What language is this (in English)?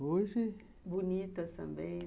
Portuguese